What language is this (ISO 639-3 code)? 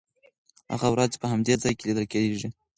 pus